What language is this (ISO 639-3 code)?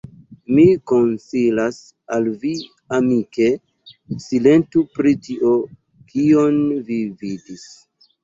epo